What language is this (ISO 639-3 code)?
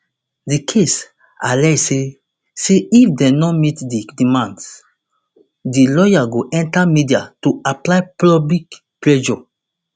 pcm